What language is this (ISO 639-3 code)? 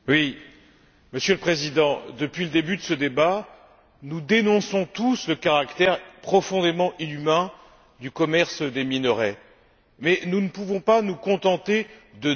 fra